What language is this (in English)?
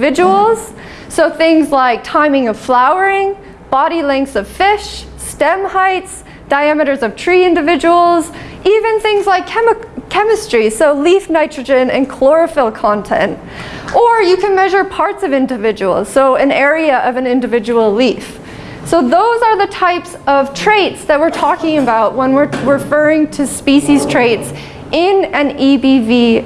English